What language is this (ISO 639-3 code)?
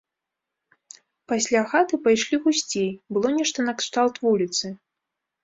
bel